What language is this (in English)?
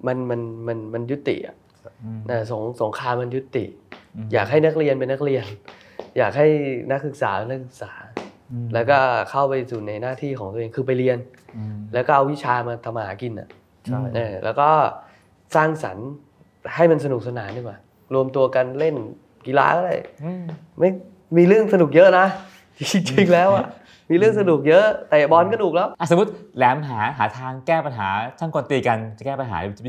Thai